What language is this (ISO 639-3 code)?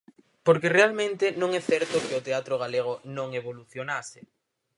glg